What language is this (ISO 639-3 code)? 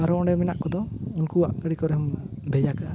sat